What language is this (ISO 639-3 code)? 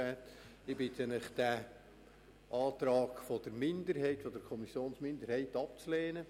gsw